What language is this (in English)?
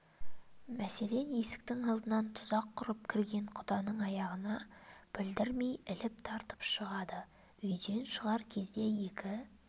Kazakh